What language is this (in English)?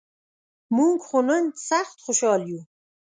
Pashto